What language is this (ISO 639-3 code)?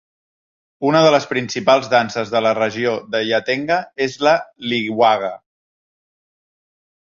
cat